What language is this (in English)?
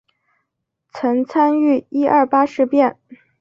Chinese